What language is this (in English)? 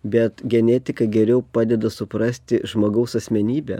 Lithuanian